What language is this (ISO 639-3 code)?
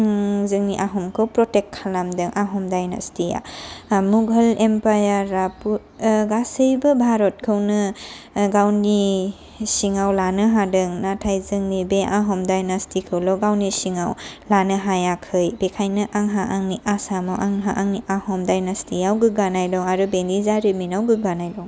brx